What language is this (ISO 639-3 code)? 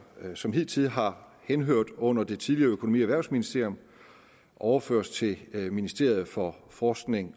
dan